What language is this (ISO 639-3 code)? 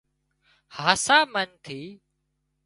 kxp